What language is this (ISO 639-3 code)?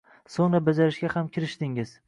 uzb